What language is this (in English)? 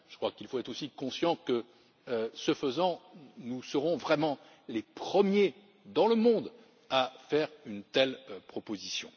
French